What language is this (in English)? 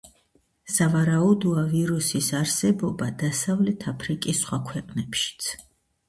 Georgian